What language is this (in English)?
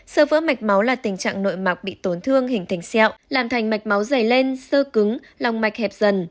Vietnamese